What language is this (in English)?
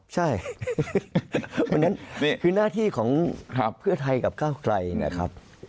Thai